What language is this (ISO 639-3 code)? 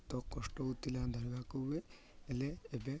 ori